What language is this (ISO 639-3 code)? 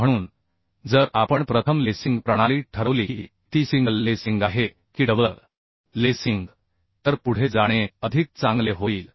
mar